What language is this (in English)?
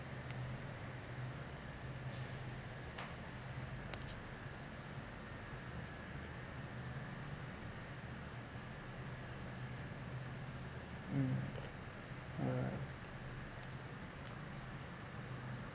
English